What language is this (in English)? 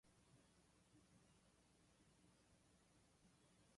Japanese